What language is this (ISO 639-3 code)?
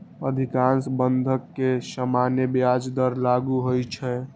mai